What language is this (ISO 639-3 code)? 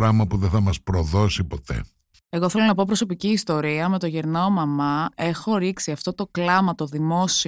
ell